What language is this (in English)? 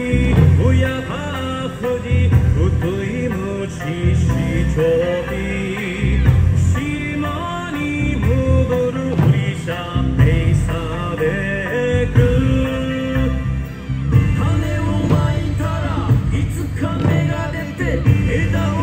Japanese